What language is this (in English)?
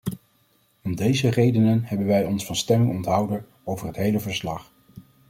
Dutch